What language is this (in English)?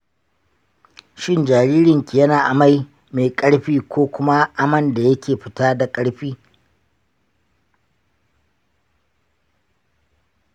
Hausa